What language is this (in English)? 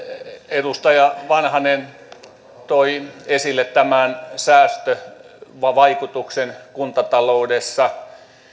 Finnish